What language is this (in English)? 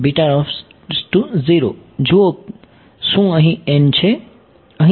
Gujarati